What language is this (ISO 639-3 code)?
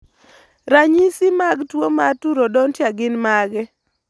luo